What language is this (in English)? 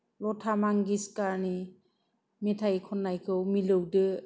Bodo